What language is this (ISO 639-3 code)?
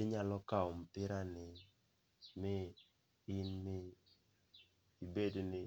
luo